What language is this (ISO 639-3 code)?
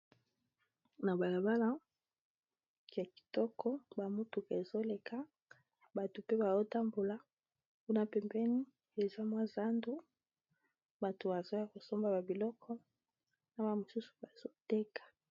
lin